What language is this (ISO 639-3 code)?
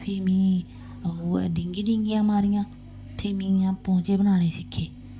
doi